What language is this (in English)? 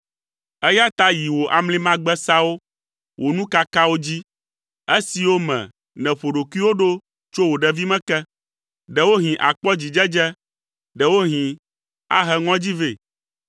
Ewe